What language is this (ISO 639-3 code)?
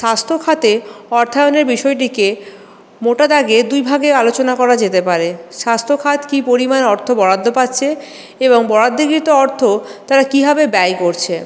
ben